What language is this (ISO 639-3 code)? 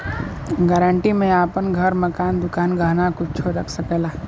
bho